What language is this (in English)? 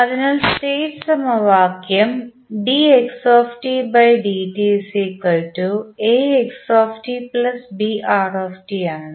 Malayalam